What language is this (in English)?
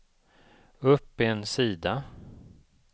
Swedish